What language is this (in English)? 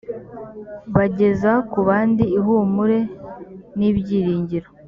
Kinyarwanda